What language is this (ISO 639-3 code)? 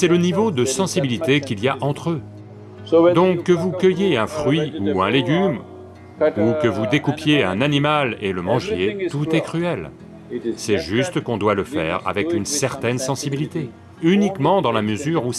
fra